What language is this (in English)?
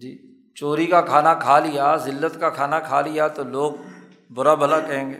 Urdu